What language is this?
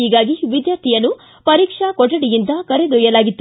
Kannada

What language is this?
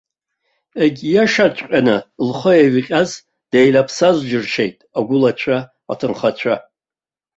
Abkhazian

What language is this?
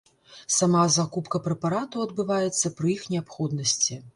Belarusian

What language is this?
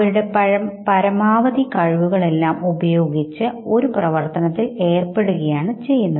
Malayalam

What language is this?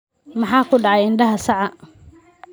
Somali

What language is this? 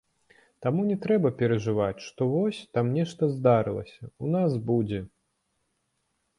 Belarusian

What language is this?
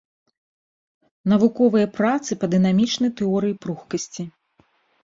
Belarusian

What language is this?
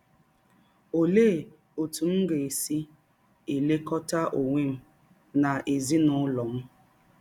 Igbo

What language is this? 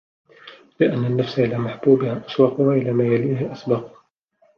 Arabic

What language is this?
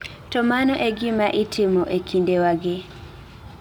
Luo (Kenya and Tanzania)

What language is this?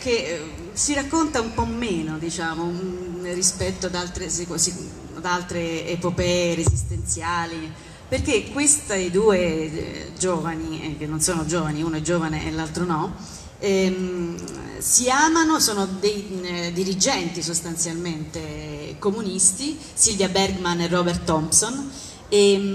Italian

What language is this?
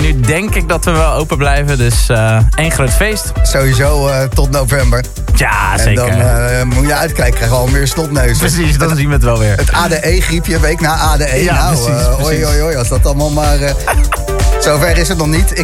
Dutch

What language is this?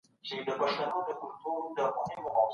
Pashto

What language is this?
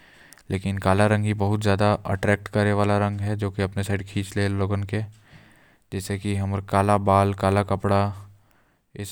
Korwa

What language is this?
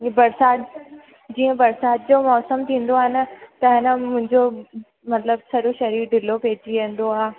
Sindhi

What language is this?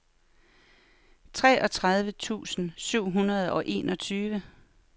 Danish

